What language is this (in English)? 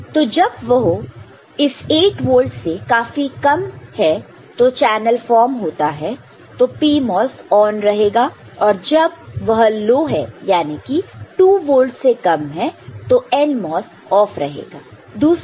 Hindi